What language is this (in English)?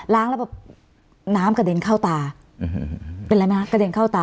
Thai